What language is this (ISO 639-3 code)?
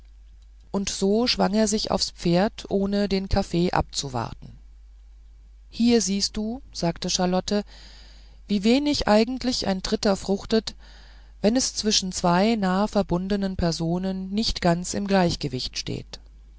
deu